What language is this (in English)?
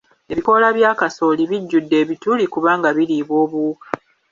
Ganda